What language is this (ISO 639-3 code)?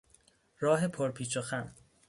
fas